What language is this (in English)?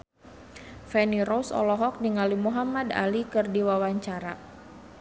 Sundanese